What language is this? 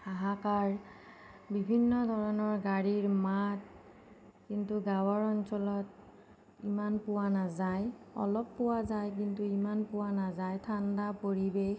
Assamese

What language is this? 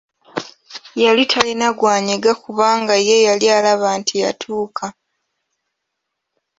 Ganda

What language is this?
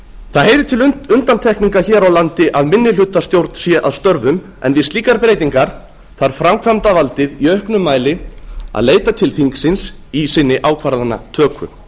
Icelandic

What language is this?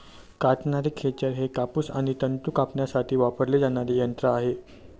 Marathi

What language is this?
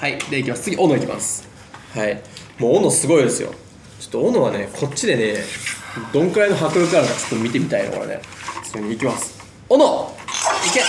Japanese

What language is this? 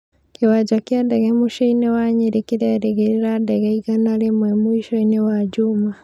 Kikuyu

